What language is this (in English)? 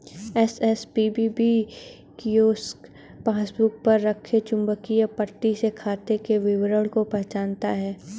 Hindi